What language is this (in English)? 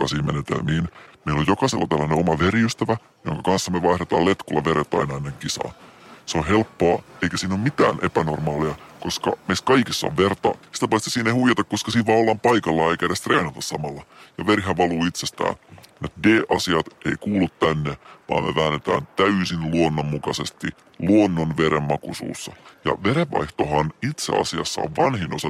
Finnish